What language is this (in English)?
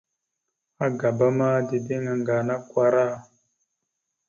Mada (Cameroon)